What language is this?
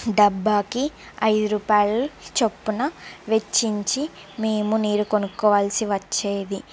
Telugu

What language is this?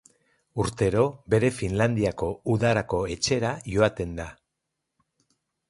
Basque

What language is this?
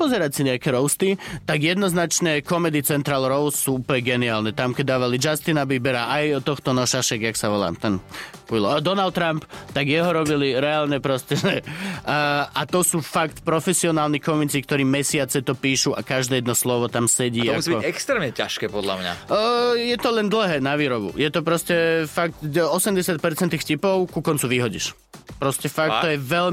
Slovak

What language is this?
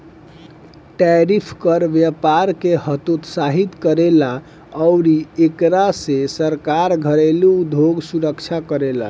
Bhojpuri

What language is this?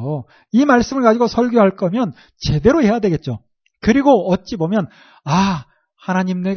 Korean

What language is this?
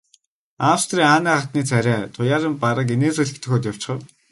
Mongolian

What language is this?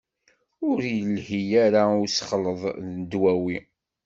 Kabyle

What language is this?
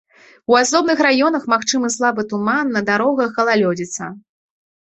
Belarusian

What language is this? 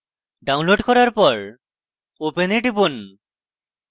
Bangla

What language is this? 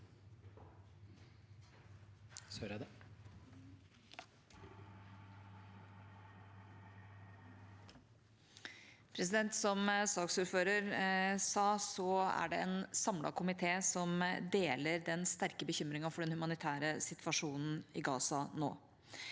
Norwegian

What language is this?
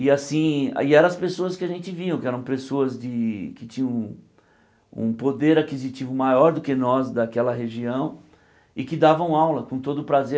Portuguese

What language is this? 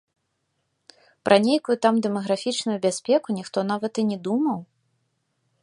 Belarusian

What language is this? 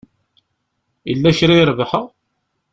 Kabyle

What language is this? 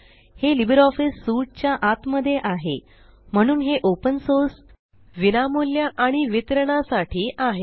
Marathi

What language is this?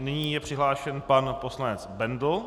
Czech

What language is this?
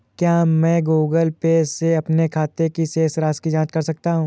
Hindi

